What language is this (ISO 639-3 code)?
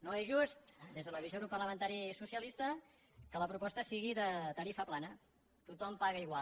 cat